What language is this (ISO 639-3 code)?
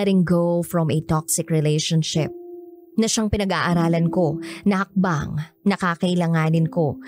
fil